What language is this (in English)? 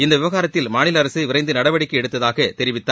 Tamil